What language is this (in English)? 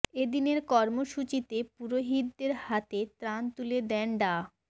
Bangla